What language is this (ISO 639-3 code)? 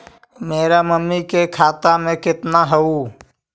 mag